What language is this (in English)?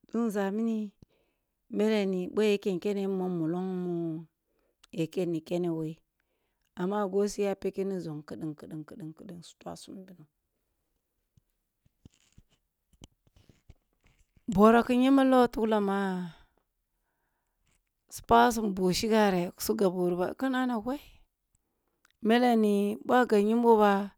Kulung (Nigeria)